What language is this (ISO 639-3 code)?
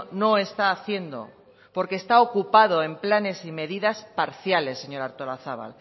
spa